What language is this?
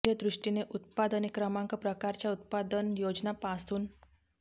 Marathi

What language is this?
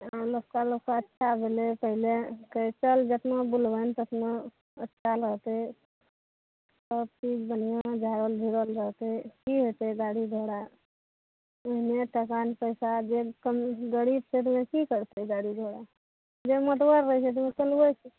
Maithili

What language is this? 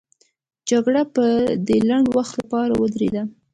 Pashto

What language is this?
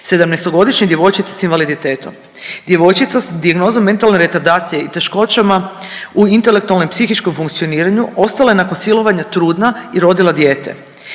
Croatian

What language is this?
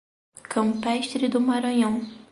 Portuguese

